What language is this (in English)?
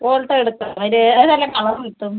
Malayalam